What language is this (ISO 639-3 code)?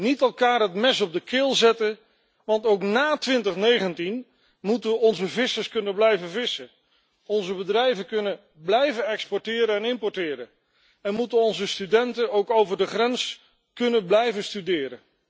nld